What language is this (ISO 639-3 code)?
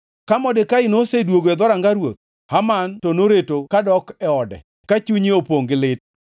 luo